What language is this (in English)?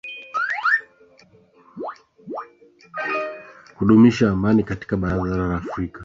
Swahili